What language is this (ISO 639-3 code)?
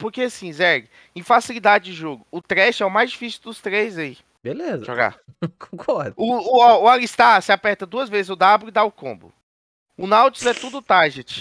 por